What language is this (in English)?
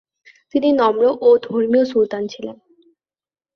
Bangla